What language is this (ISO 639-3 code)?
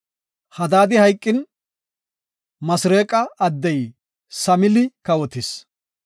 gof